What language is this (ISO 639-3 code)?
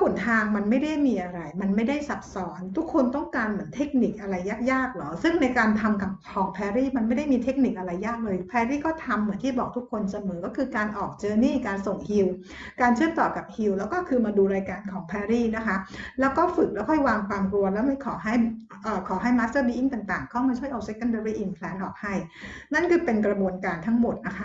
tha